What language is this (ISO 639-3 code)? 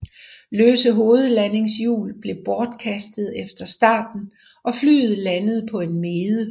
dan